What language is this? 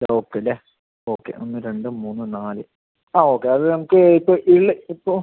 Malayalam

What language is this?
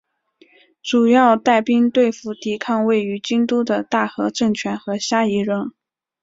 Chinese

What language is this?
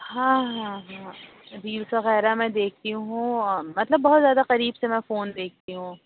Urdu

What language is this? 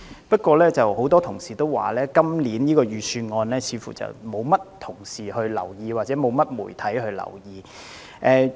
Cantonese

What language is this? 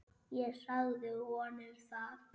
Icelandic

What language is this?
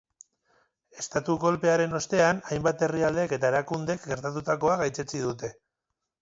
Basque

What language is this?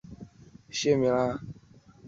Chinese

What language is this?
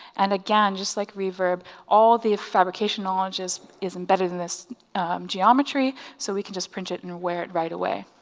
English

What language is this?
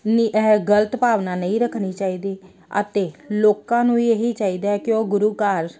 Punjabi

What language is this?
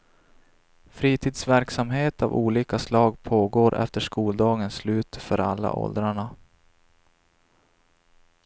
Swedish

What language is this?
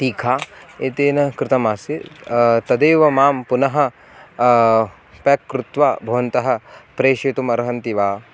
Sanskrit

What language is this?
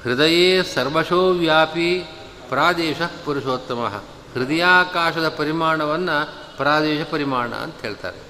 Kannada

